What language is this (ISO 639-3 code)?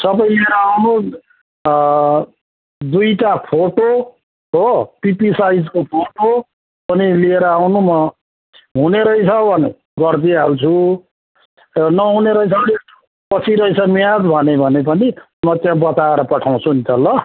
nep